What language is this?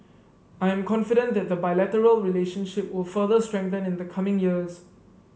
English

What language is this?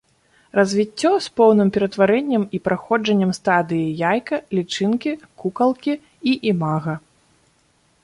Belarusian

